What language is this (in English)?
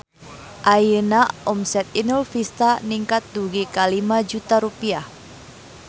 Sundanese